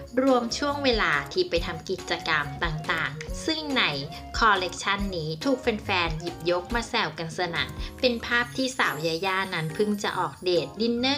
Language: Thai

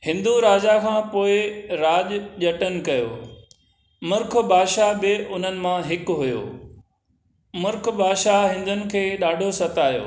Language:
Sindhi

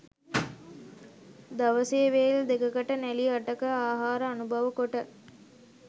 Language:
Sinhala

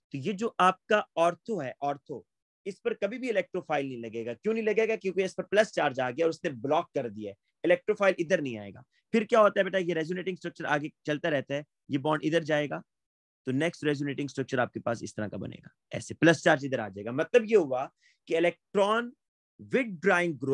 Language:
Hindi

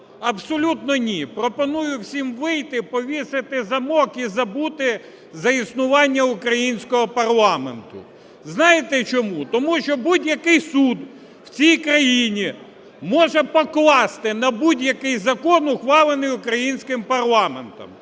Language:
Ukrainian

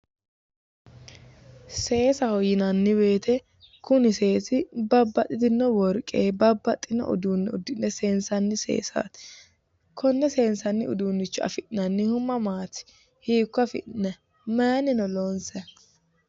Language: Sidamo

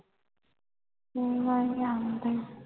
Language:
Punjabi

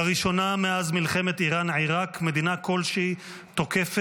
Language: Hebrew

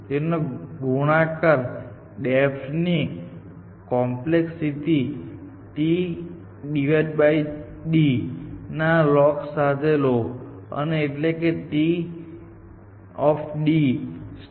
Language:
Gujarati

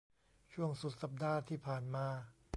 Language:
Thai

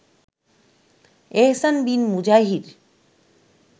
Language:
Bangla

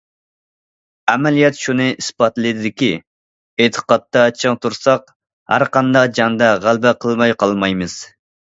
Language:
Uyghur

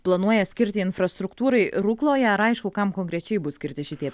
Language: Lithuanian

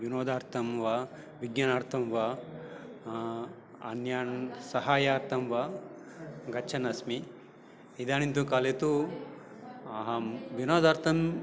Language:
Sanskrit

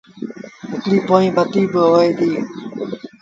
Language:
Sindhi Bhil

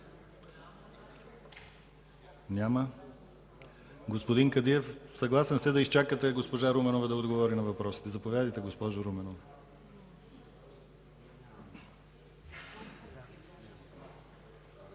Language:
Bulgarian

